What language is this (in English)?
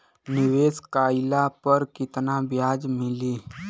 Bhojpuri